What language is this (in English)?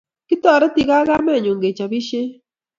Kalenjin